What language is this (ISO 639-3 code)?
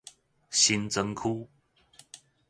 nan